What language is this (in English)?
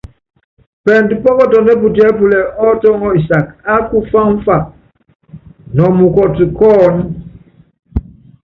Yangben